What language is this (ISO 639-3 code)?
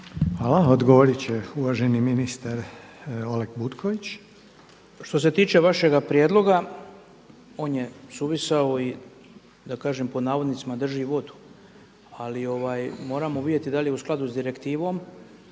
hrv